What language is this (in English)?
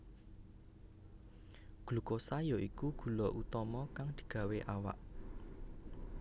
Javanese